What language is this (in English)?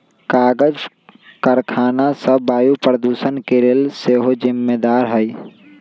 Magahi